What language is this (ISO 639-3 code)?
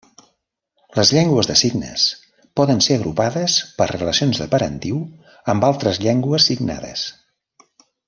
cat